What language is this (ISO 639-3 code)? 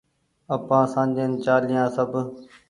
gig